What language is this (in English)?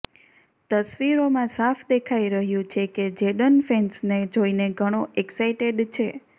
Gujarati